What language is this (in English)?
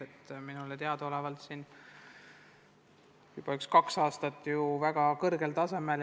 Estonian